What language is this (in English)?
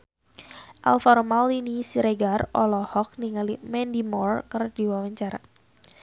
Sundanese